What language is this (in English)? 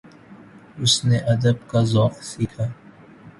Urdu